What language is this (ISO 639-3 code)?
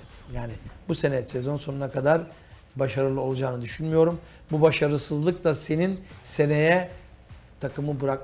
tur